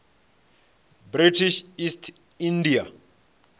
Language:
Venda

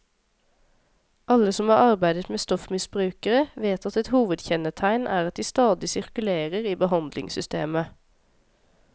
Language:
Norwegian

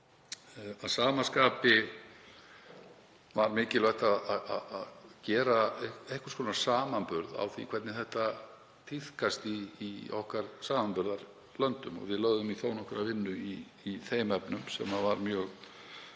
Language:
Icelandic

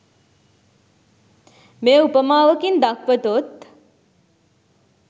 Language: Sinhala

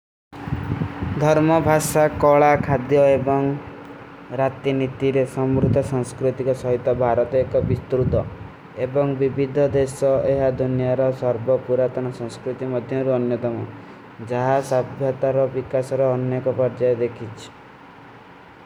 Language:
Kui (India)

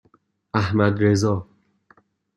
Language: Persian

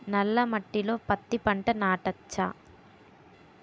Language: Telugu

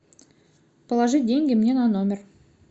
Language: Russian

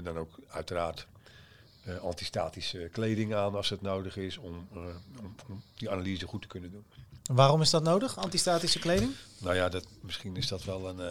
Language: Dutch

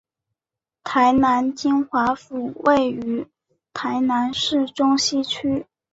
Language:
Chinese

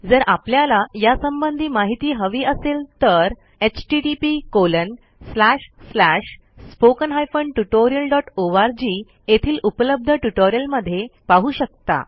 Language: Marathi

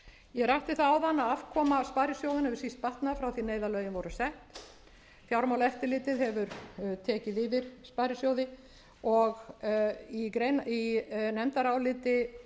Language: Icelandic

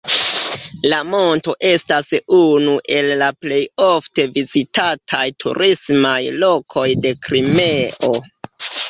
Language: Esperanto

